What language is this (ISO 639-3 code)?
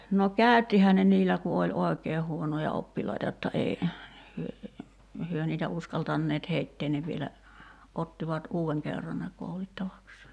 fin